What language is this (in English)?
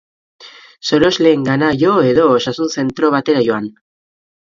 Basque